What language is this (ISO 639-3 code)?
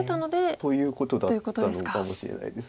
jpn